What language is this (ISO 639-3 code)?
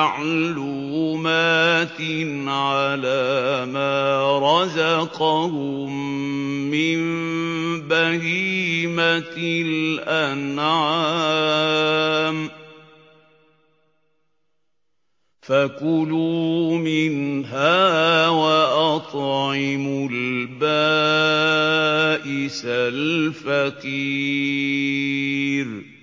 ara